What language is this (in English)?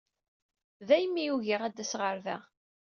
Kabyle